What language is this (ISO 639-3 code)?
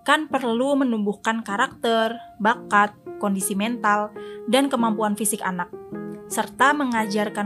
ind